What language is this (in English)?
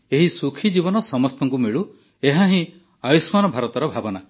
Odia